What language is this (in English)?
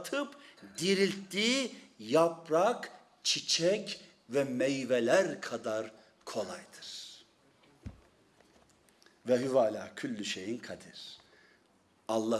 Turkish